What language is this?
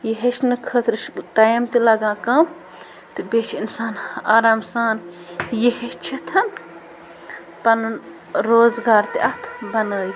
Kashmiri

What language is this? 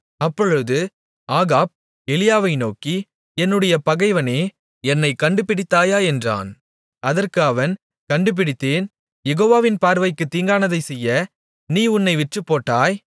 Tamil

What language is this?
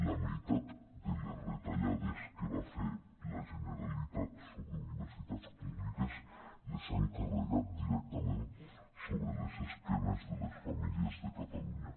Catalan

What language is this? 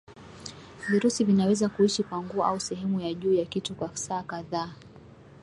Swahili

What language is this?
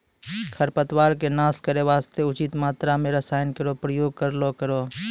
Maithili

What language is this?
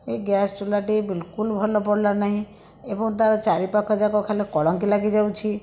Odia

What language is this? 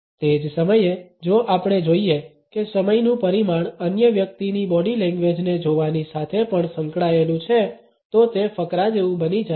Gujarati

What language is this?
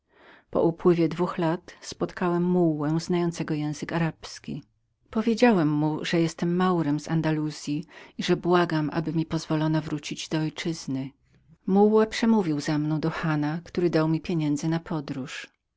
Polish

